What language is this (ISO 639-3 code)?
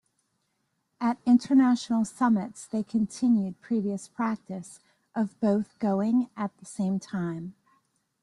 eng